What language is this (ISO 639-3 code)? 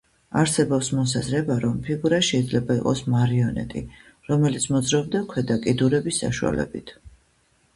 kat